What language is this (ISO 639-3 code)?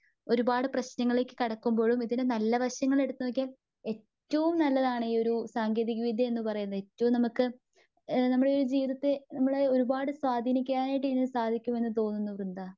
mal